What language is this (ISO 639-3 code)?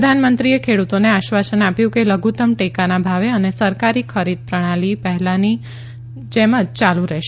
guj